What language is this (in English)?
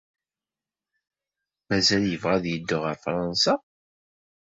Kabyle